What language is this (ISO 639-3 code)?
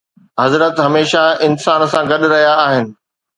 snd